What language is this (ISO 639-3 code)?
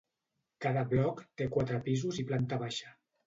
cat